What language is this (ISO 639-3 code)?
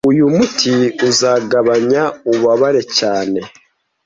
kin